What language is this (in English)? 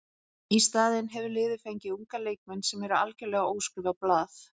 Icelandic